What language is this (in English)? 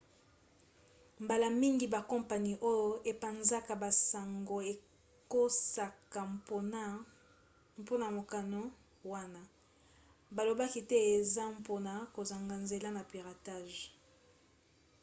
Lingala